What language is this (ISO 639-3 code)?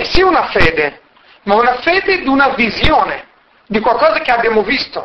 ita